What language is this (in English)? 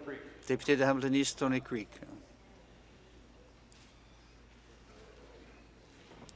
French